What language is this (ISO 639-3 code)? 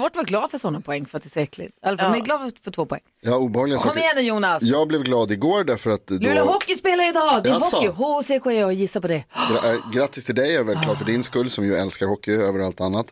swe